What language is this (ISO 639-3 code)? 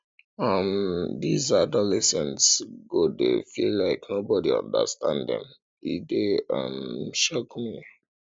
pcm